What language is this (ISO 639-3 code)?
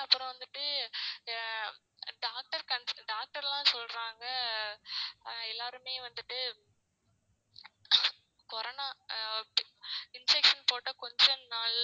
tam